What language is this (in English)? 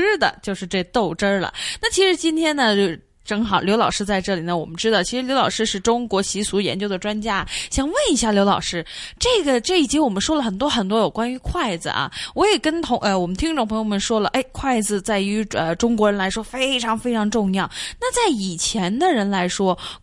Chinese